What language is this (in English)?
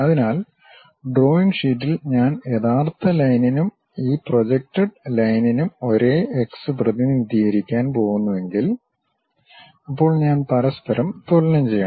Malayalam